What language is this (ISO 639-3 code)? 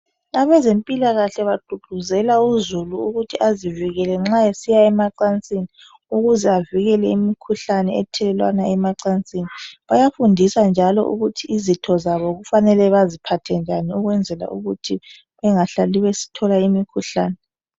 nde